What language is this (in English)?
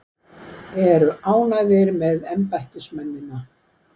Icelandic